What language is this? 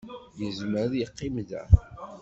Kabyle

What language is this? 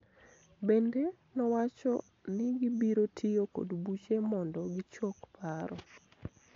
Luo (Kenya and Tanzania)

